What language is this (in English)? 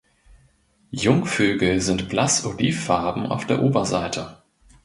German